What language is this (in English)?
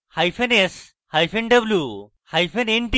Bangla